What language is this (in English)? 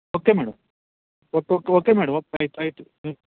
Telugu